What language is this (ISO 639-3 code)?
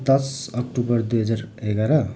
nep